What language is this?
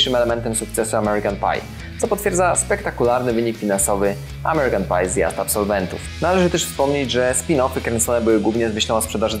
Polish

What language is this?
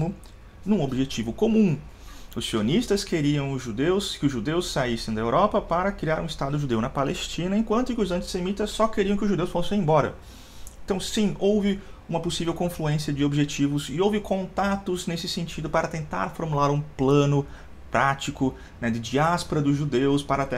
Portuguese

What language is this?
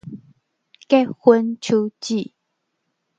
Min Nan Chinese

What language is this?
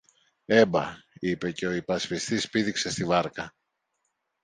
Greek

